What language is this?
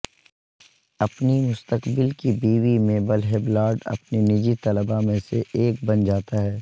Urdu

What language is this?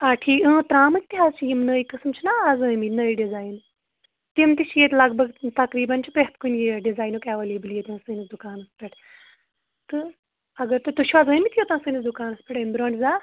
Kashmiri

